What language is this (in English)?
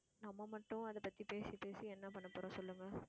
Tamil